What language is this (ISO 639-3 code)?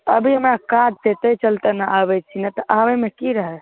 mai